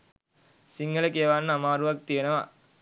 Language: Sinhala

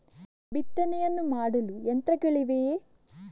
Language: Kannada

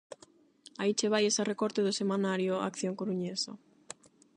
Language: Galician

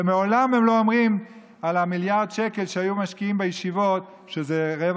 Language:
Hebrew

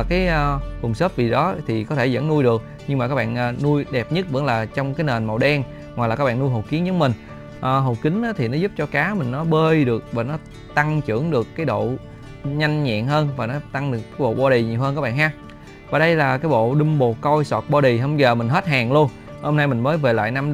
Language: Vietnamese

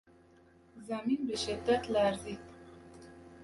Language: Persian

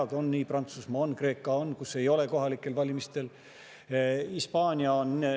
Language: Estonian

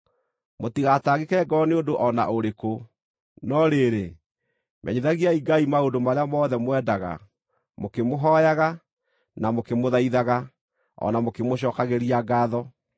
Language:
Kikuyu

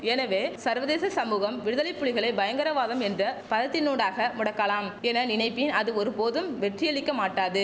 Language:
Tamil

